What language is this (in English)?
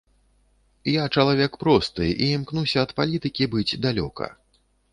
Belarusian